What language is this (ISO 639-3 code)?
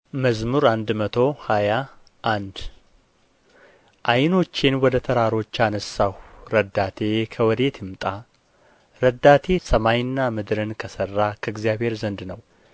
amh